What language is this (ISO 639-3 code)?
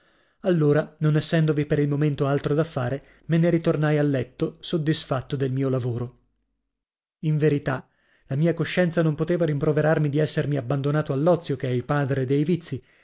ita